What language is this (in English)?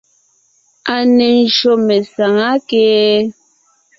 Ngiemboon